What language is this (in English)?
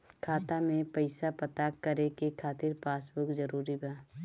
Bhojpuri